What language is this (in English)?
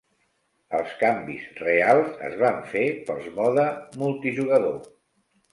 Catalan